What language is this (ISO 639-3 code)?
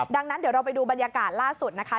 tha